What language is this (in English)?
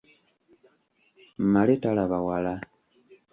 Ganda